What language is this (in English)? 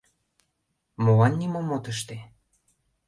Mari